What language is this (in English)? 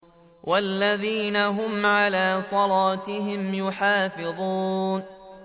Arabic